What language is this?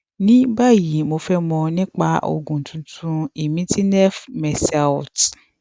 Yoruba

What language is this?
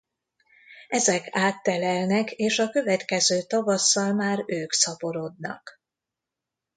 Hungarian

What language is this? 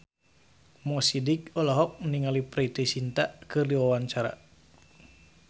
Sundanese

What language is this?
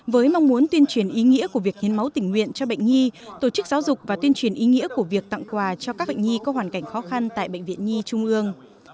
Vietnamese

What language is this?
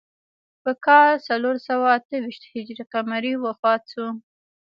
Pashto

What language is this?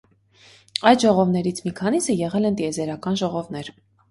Armenian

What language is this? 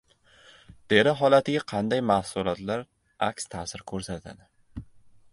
Uzbek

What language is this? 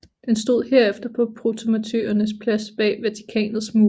Danish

